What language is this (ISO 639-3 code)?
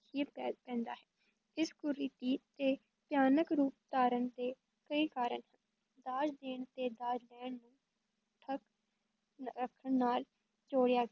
pan